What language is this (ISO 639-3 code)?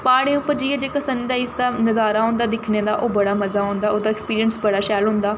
doi